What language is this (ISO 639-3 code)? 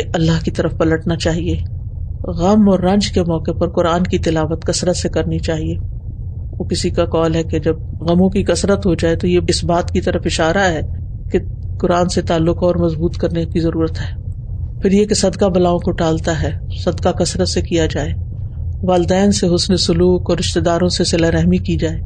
urd